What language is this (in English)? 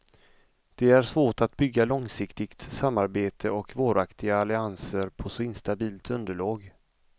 Swedish